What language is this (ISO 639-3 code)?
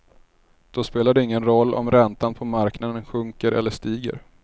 swe